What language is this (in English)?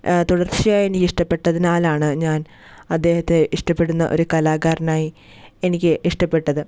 Malayalam